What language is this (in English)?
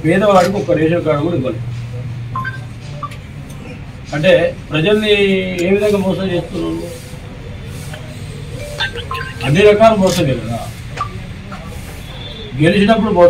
Hindi